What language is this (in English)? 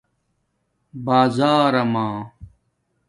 Domaaki